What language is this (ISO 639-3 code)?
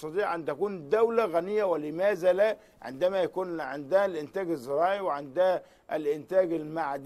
ara